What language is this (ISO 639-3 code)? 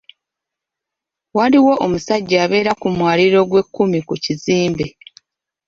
lug